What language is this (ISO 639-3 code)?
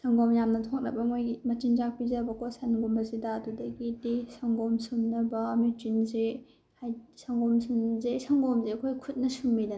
mni